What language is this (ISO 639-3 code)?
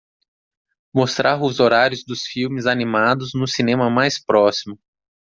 por